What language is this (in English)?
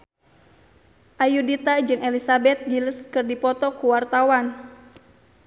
Sundanese